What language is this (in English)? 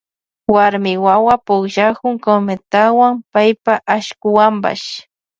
Loja Highland Quichua